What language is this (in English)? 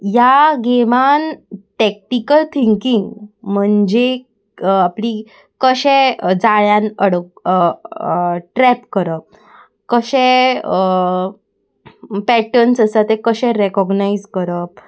Konkani